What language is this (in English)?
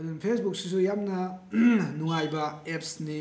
Manipuri